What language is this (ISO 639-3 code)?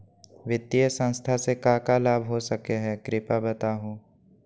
mag